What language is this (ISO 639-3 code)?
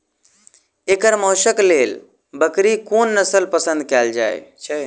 mai